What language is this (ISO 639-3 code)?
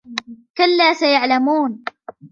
ara